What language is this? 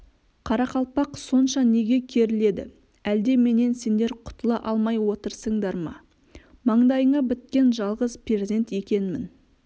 Kazakh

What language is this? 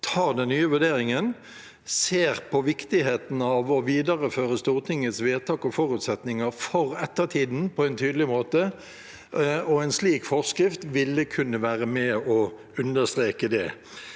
Norwegian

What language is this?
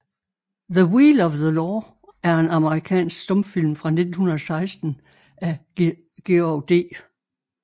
Danish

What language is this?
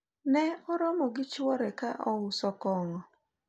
Luo (Kenya and Tanzania)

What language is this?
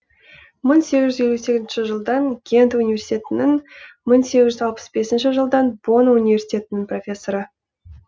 Kazakh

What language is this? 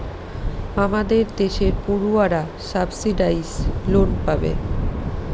Bangla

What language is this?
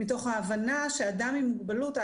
Hebrew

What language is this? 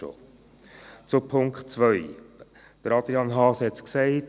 Swiss German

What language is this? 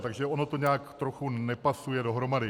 Czech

